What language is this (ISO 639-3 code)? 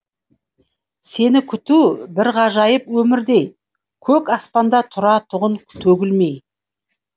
kaz